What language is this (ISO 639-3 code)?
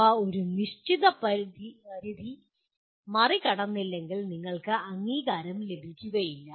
mal